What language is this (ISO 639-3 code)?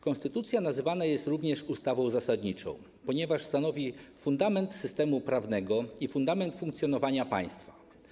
pol